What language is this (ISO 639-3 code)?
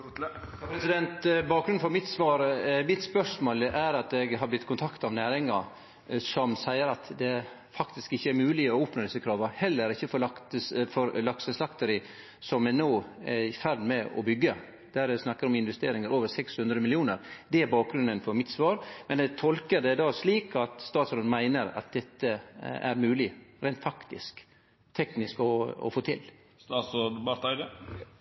nor